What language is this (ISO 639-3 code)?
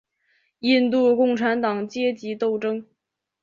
zho